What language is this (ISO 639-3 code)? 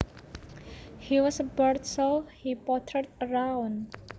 jav